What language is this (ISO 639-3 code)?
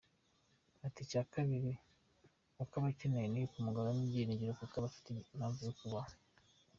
kin